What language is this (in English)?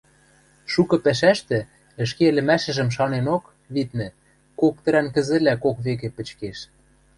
Western Mari